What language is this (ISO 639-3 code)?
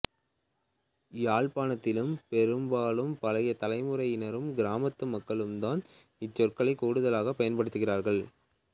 tam